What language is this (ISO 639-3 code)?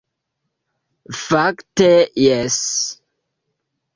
epo